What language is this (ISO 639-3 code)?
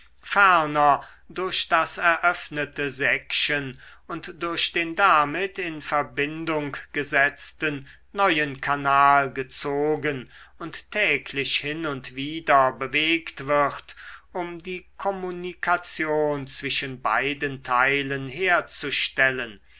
deu